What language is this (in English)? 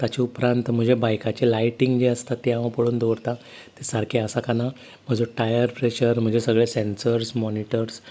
Konkani